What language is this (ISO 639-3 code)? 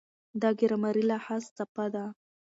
pus